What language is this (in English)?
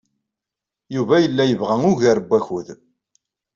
Kabyle